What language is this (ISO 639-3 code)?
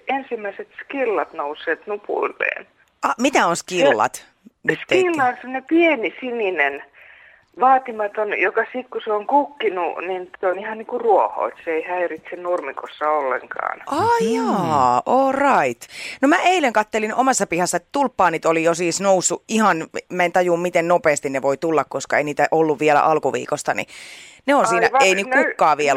fin